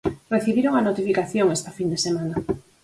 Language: Galician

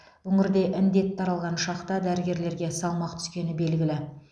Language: Kazakh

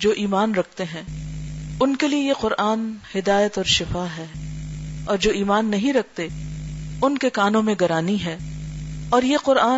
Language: Urdu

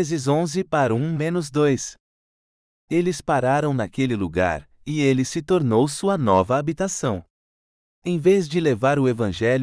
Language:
Portuguese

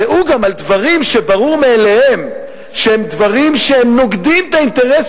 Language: Hebrew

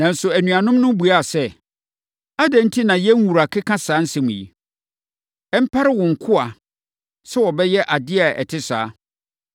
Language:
Akan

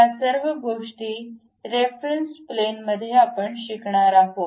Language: Marathi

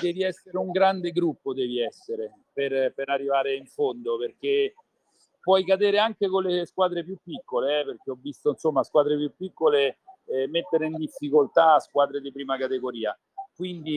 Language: Italian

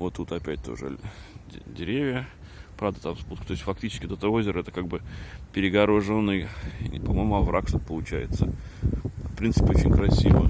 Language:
Russian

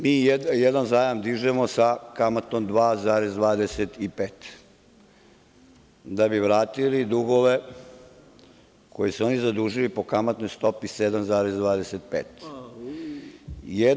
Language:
Serbian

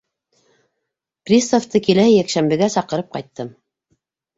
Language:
Bashkir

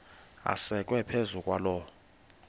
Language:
Xhosa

